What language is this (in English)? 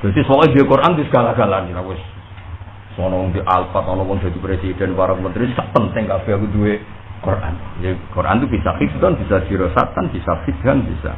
Indonesian